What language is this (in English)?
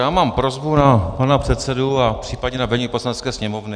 Czech